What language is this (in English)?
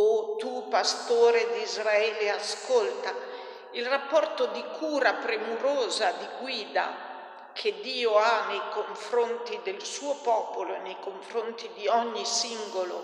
Italian